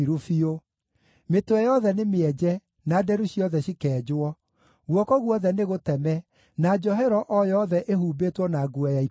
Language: Kikuyu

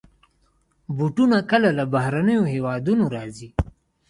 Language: Pashto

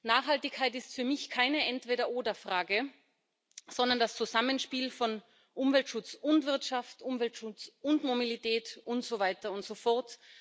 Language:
German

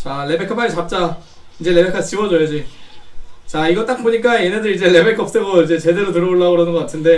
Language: Korean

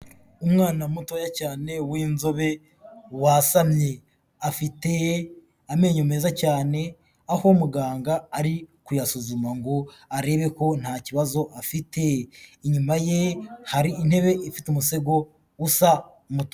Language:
Kinyarwanda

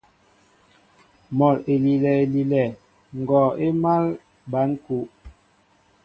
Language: Mbo (Cameroon)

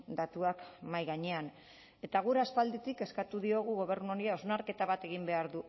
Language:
Basque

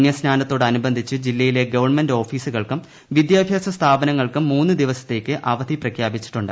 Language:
Malayalam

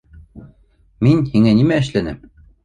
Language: Bashkir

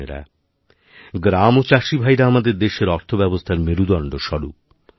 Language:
Bangla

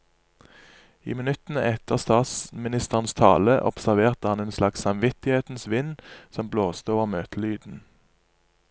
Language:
Norwegian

